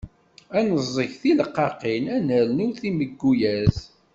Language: Kabyle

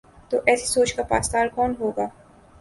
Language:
Urdu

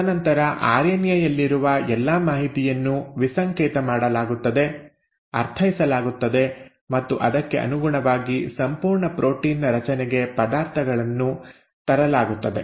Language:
Kannada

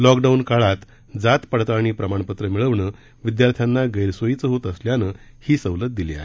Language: Marathi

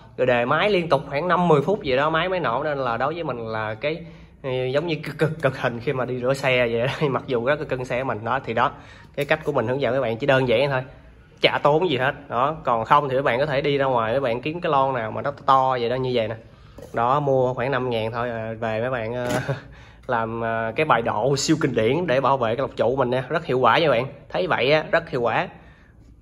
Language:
Vietnamese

